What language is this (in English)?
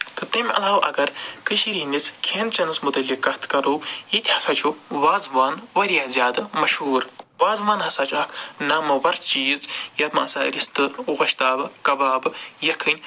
Kashmiri